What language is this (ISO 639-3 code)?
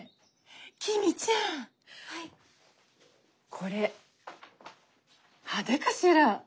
jpn